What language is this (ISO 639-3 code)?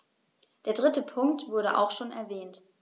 deu